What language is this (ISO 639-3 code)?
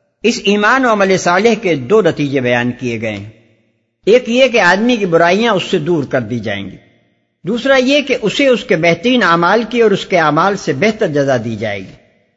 urd